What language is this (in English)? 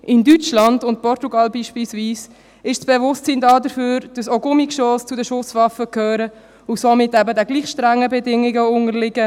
Swiss German